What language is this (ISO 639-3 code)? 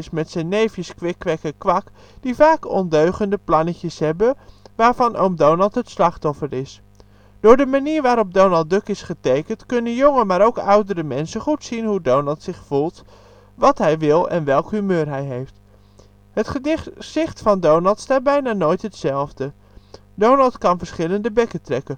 nld